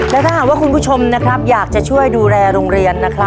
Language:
Thai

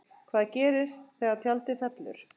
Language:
Icelandic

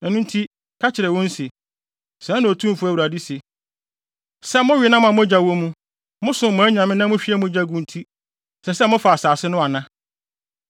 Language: Akan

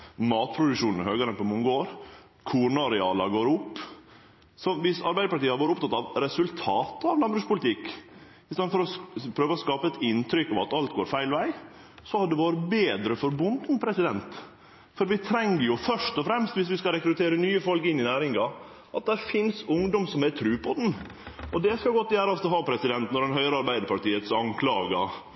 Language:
Norwegian Nynorsk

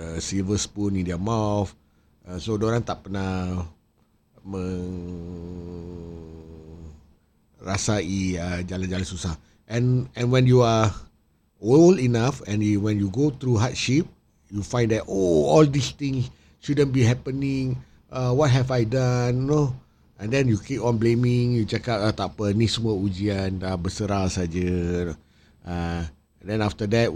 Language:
Malay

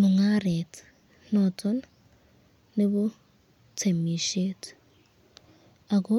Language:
Kalenjin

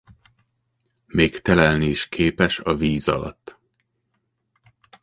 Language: Hungarian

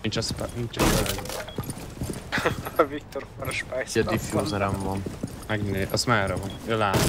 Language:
Hungarian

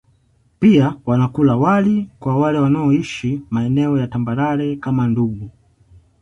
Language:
Swahili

